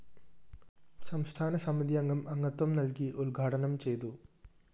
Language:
Malayalam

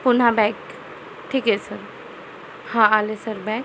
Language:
Marathi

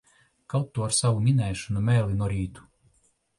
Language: Latvian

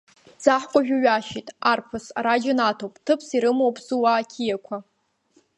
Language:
Abkhazian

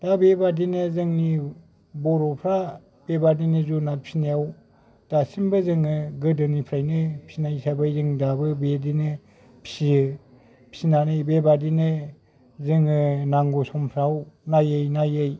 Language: Bodo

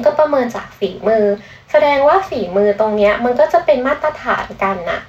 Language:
Thai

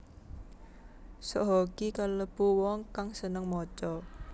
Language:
Javanese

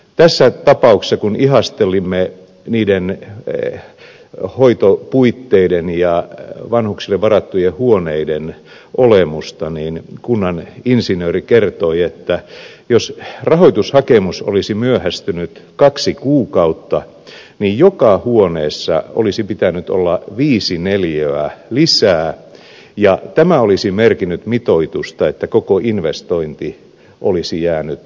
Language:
Finnish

